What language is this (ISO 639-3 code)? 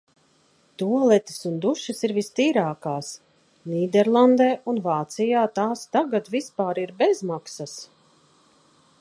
lav